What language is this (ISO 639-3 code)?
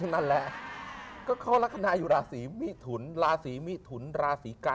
tha